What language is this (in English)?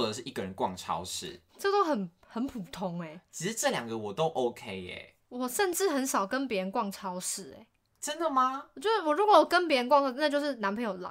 Chinese